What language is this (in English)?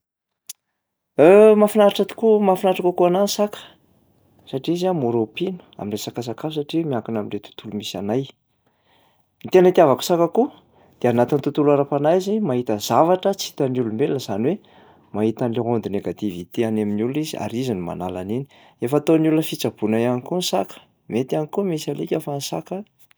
Malagasy